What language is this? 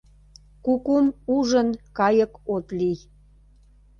Mari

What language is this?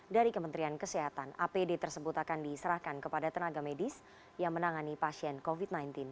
Indonesian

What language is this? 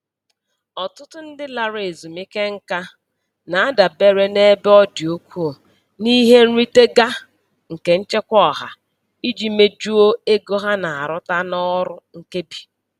Igbo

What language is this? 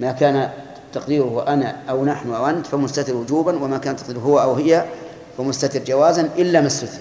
Arabic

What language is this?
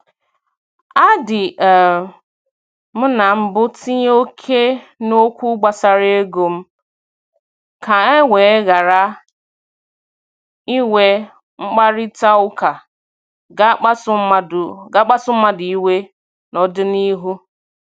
Igbo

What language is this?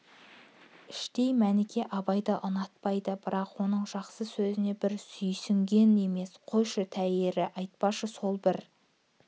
Kazakh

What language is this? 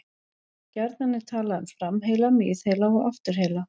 Icelandic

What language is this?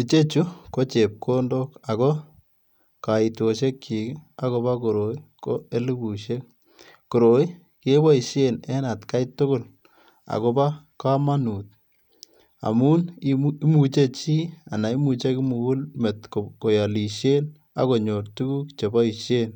Kalenjin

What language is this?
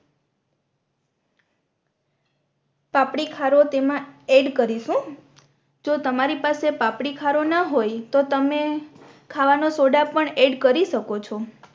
Gujarati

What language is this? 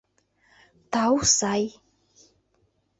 Mari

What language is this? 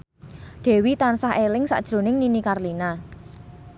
Javanese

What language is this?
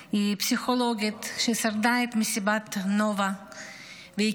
Hebrew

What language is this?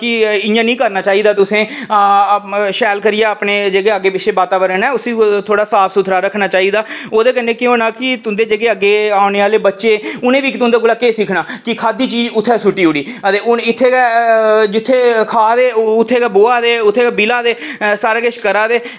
Dogri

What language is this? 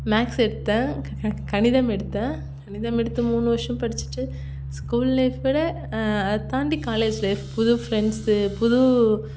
Tamil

